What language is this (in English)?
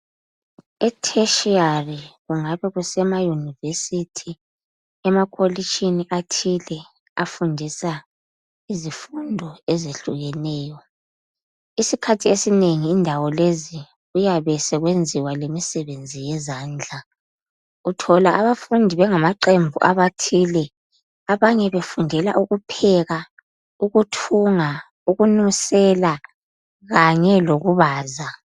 North Ndebele